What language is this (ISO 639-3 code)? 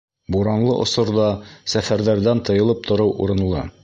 bak